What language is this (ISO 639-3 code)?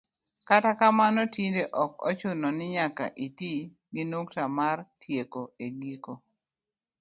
luo